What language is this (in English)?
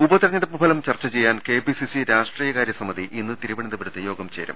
Malayalam